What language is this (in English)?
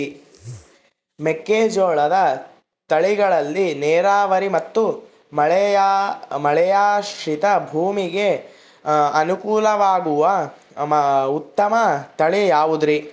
Kannada